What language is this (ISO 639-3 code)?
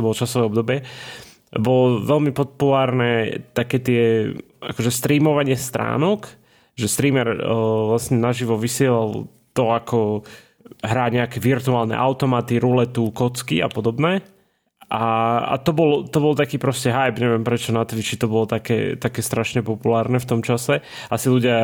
slk